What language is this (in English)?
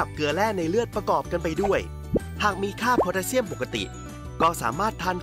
Thai